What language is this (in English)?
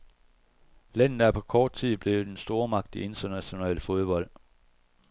Danish